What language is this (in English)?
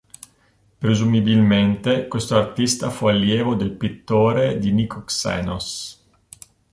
Italian